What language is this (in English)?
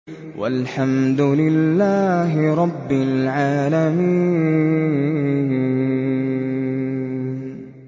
Arabic